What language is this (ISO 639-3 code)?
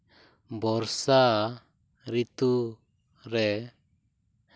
sat